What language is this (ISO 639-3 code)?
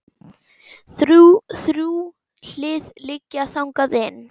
isl